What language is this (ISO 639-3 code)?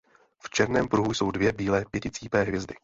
ces